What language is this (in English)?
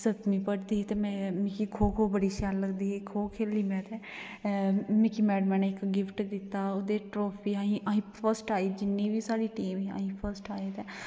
Dogri